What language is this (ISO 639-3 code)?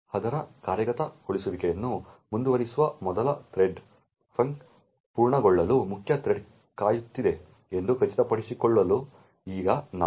kan